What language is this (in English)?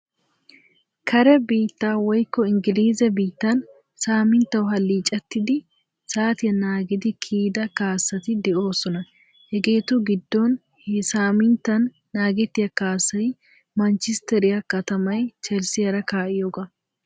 Wolaytta